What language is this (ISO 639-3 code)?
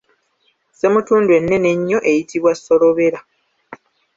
lug